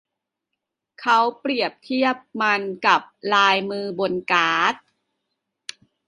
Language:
Thai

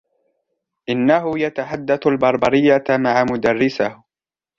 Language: Arabic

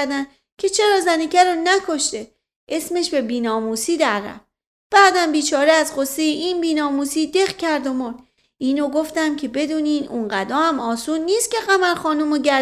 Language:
Persian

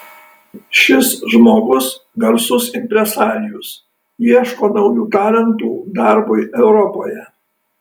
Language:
Lithuanian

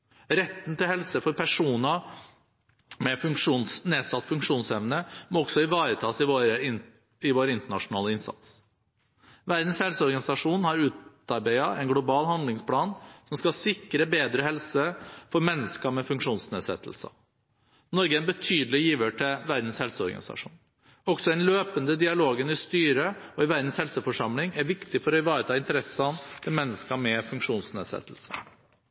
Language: Norwegian Bokmål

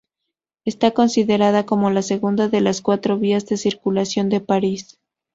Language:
Spanish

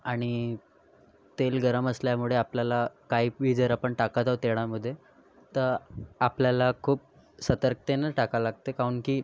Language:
Marathi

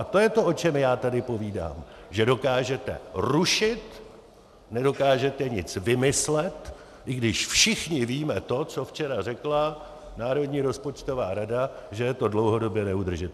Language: Czech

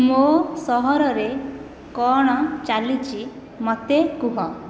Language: Odia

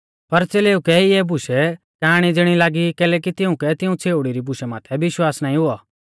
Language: Mahasu Pahari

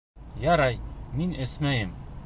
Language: Bashkir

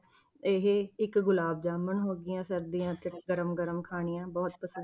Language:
Punjabi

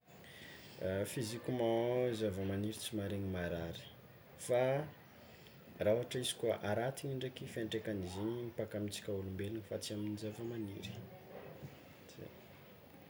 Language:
Tsimihety Malagasy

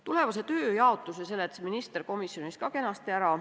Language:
Estonian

